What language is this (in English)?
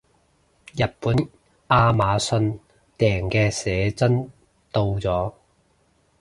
Cantonese